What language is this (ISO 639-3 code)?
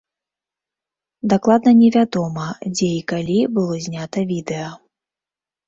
bel